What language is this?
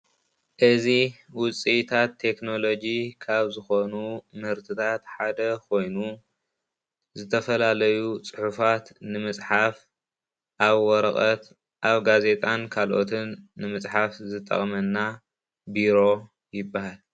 Tigrinya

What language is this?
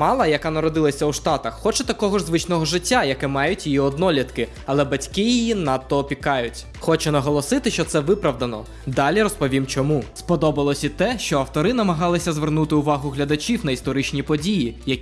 Ukrainian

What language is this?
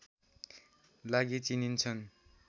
Nepali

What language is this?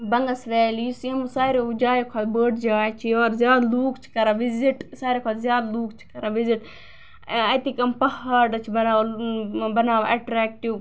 Kashmiri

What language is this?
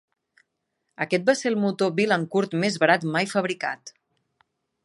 Catalan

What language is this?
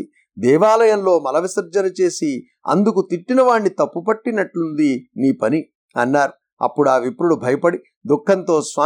Telugu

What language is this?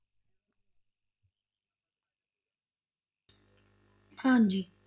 Punjabi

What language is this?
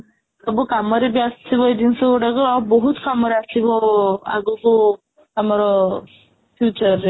Odia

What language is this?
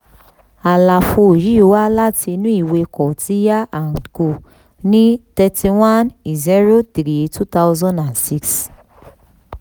Yoruba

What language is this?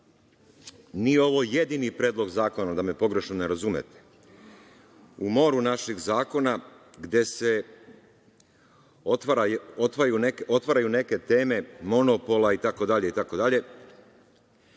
Serbian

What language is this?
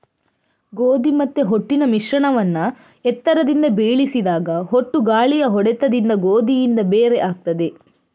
Kannada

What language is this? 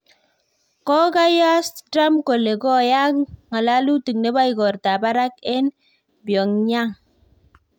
Kalenjin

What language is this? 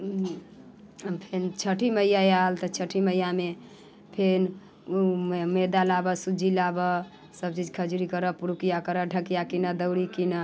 Maithili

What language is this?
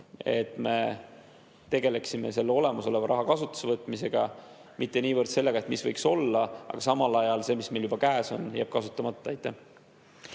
Estonian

